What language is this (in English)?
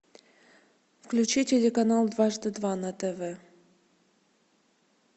Russian